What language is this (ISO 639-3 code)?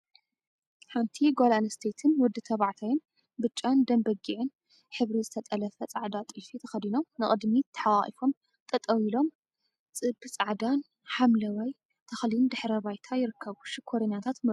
tir